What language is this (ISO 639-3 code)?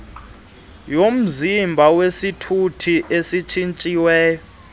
xho